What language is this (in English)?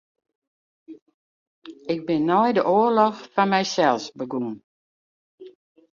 Western Frisian